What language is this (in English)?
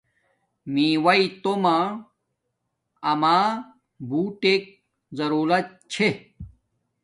Domaaki